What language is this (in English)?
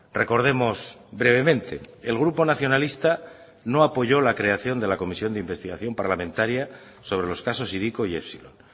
Spanish